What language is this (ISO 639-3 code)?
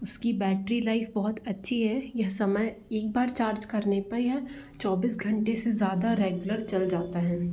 hin